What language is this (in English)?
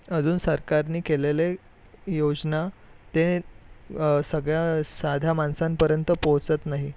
Marathi